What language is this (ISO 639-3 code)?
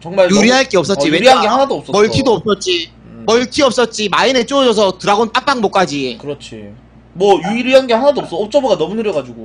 kor